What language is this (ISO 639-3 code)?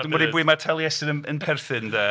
cym